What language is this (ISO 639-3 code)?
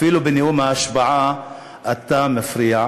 heb